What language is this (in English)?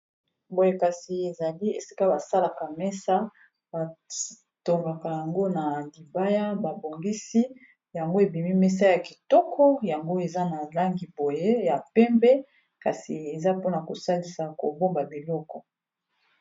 Lingala